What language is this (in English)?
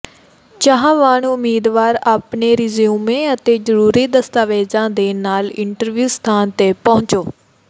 Punjabi